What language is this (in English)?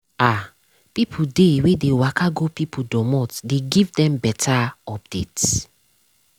Nigerian Pidgin